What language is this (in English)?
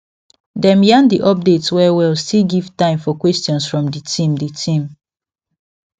Nigerian Pidgin